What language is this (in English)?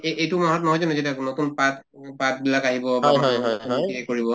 Assamese